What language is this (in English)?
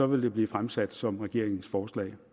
Danish